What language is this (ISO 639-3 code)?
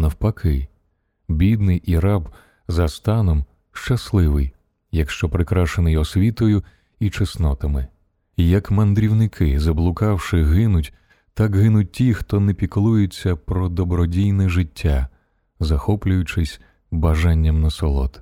ukr